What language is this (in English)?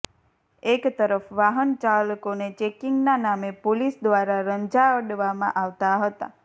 Gujarati